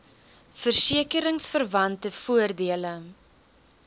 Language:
Afrikaans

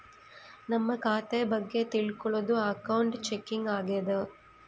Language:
Kannada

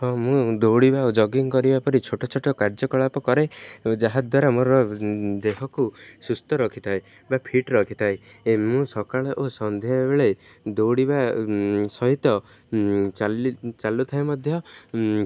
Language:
Odia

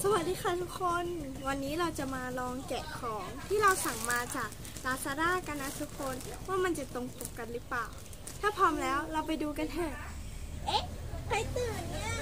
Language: Thai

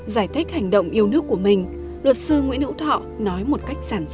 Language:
Vietnamese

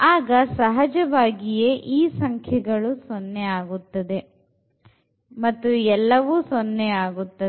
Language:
Kannada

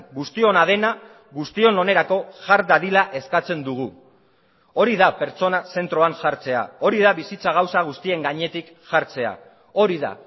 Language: Basque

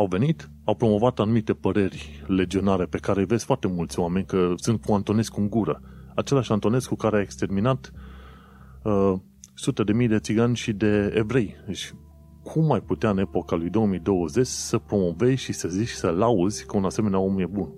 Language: Romanian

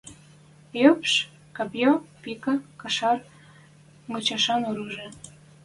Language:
Western Mari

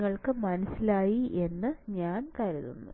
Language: Malayalam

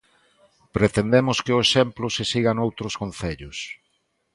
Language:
Galician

